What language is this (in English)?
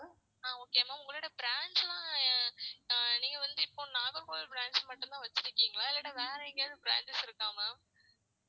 Tamil